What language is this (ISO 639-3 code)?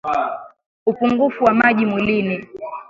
swa